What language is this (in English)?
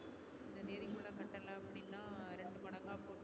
Tamil